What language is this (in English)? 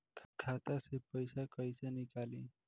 Bhojpuri